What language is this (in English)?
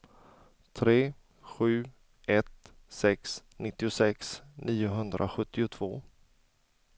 Swedish